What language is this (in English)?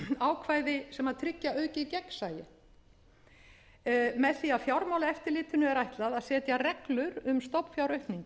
Icelandic